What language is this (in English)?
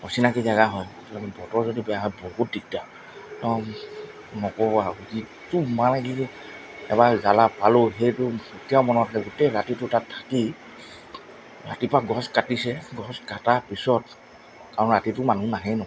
Assamese